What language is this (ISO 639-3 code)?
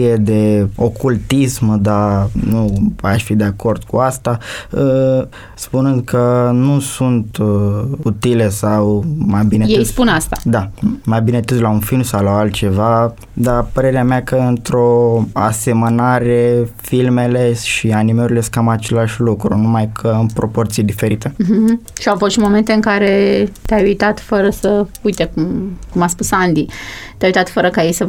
ron